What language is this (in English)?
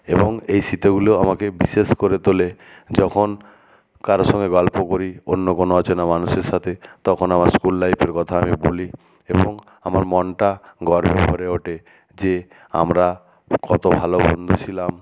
Bangla